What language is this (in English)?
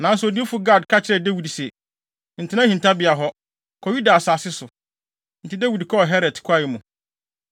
Akan